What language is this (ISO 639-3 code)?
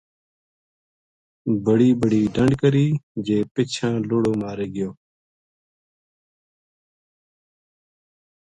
gju